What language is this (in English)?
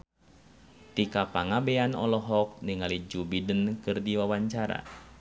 Sundanese